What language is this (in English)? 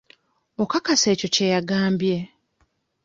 Ganda